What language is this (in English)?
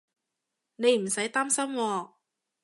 Cantonese